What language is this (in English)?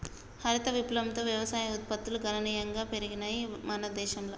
Telugu